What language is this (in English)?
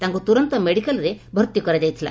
Odia